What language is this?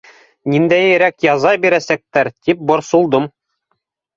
Bashkir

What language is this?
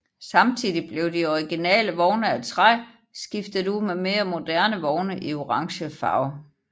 Danish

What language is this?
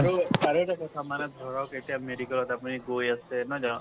Assamese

